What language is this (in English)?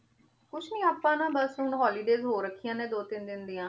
Punjabi